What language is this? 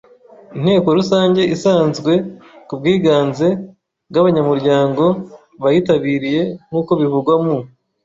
Kinyarwanda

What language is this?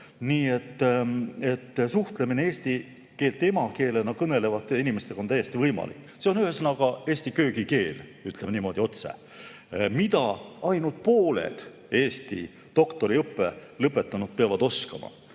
Estonian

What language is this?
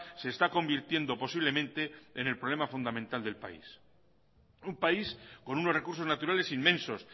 Spanish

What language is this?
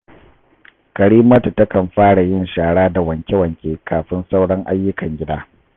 Hausa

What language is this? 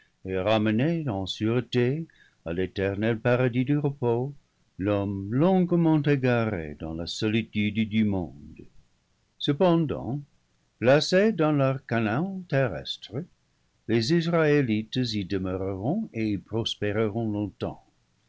French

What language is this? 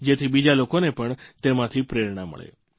Gujarati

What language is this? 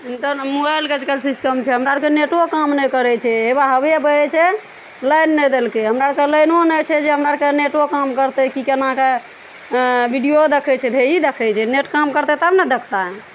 Maithili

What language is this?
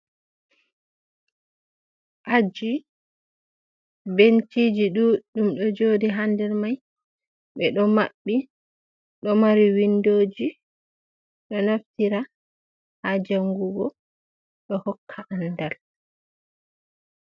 Fula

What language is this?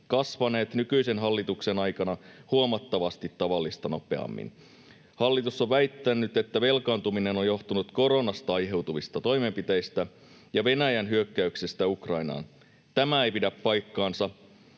Finnish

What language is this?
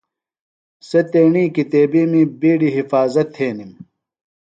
Phalura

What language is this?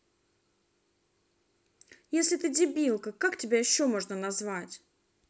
Russian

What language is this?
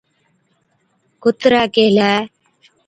Od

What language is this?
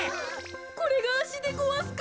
Japanese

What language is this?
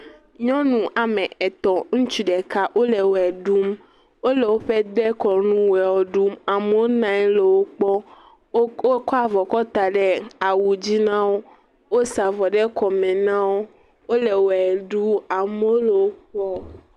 Ewe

